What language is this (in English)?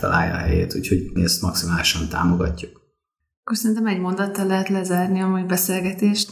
Hungarian